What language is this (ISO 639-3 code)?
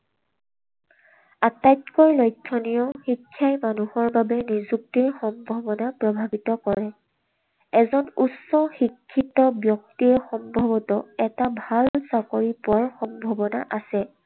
asm